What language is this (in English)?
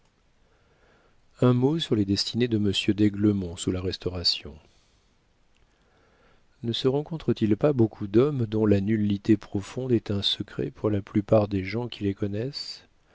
French